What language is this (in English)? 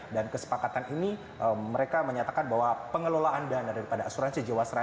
Indonesian